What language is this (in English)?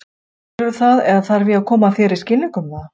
Icelandic